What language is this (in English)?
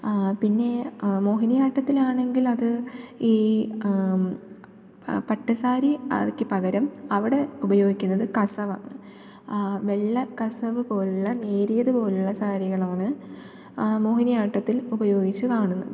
Malayalam